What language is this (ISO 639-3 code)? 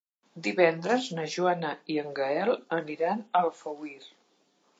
cat